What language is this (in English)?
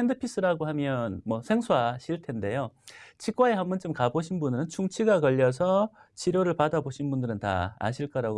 Korean